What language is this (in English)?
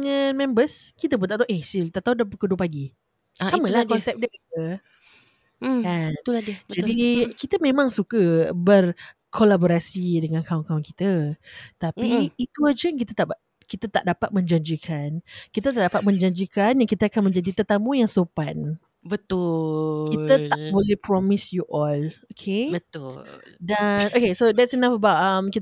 Malay